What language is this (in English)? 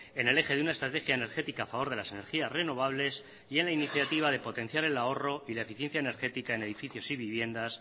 Spanish